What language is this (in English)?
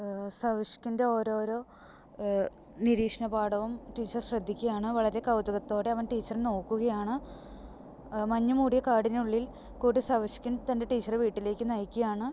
Malayalam